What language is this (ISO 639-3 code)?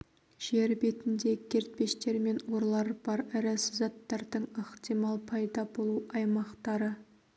kaz